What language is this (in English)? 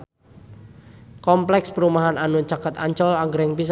Sundanese